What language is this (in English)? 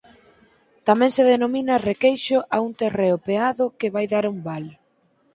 Galician